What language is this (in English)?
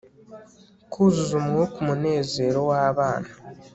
Kinyarwanda